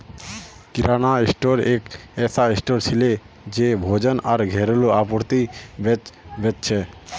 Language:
Magahi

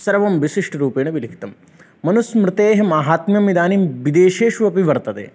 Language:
Sanskrit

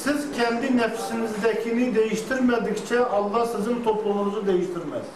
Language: Turkish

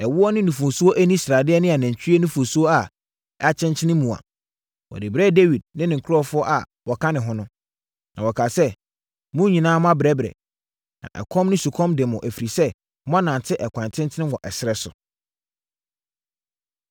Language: Akan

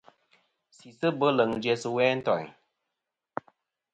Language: Kom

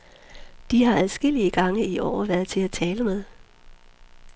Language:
Danish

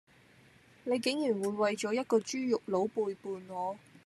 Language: Cantonese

